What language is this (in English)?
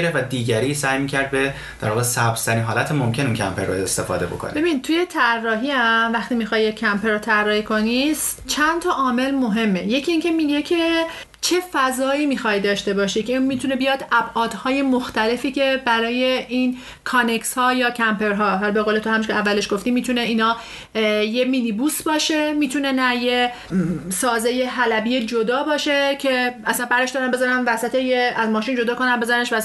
Persian